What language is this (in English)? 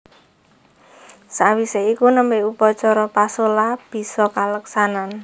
Javanese